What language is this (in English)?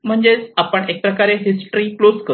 Marathi